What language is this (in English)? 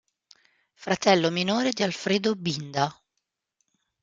Italian